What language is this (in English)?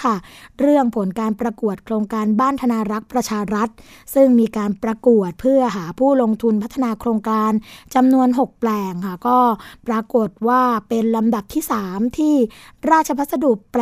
Thai